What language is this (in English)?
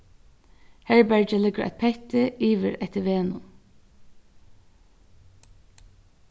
Faroese